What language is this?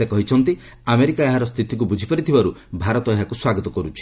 Odia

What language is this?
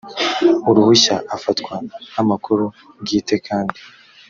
Kinyarwanda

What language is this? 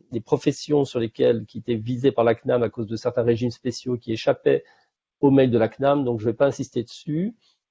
French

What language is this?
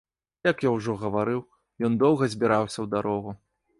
Belarusian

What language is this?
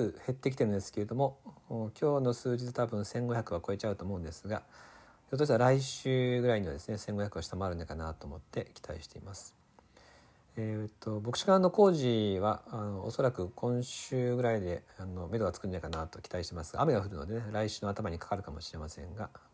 Japanese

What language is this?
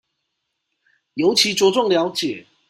Chinese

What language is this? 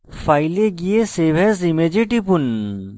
Bangla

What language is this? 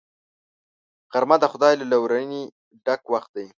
Pashto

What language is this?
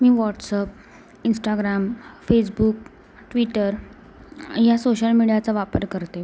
Marathi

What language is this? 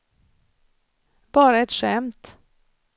Swedish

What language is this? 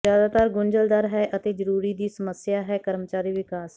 Punjabi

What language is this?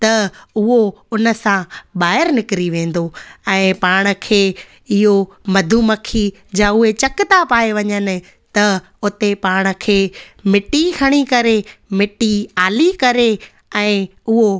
Sindhi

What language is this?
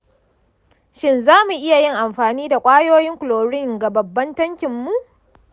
Hausa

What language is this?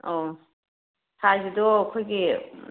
Manipuri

